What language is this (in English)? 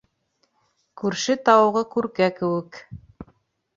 Bashkir